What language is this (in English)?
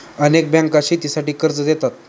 Marathi